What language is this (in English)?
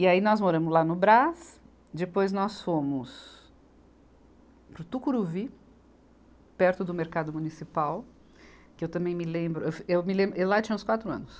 Portuguese